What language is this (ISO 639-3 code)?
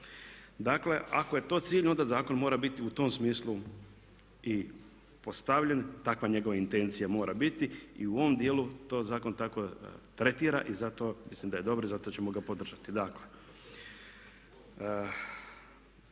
hrv